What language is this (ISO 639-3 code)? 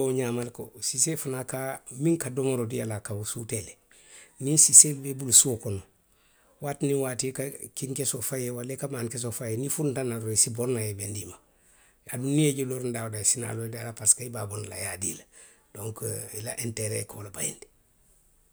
mlq